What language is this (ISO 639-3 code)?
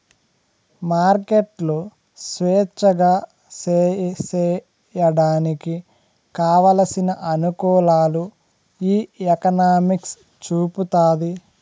tel